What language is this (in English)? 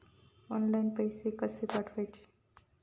Marathi